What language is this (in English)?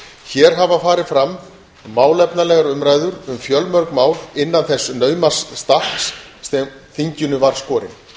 Icelandic